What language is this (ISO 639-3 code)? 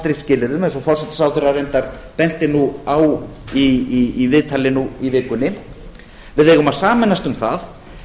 isl